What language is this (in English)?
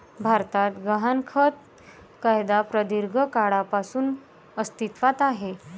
Marathi